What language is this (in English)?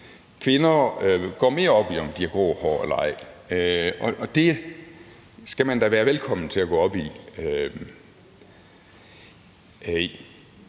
Danish